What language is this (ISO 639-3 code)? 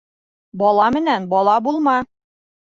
bak